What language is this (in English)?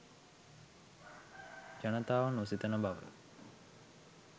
Sinhala